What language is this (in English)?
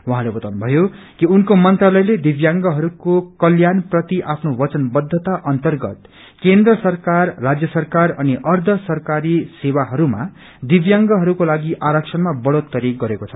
Nepali